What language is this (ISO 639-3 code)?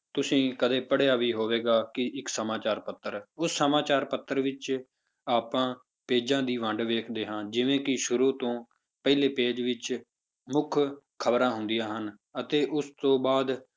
pan